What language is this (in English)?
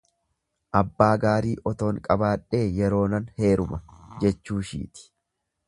Oromo